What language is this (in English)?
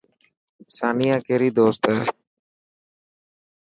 Dhatki